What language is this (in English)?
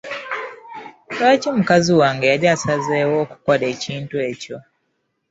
Ganda